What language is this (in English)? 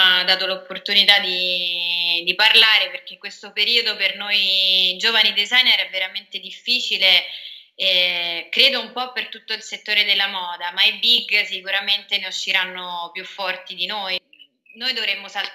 Italian